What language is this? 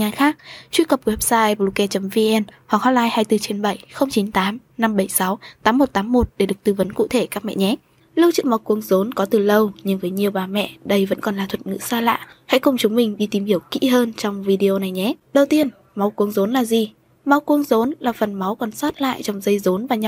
Vietnamese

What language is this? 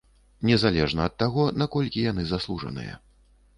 Belarusian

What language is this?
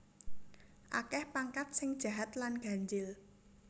Javanese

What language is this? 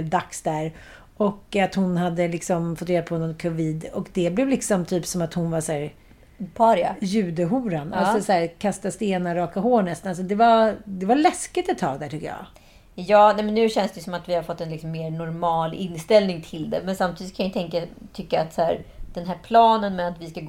Swedish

